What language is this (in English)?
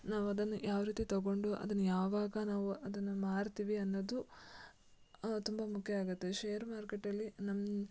Kannada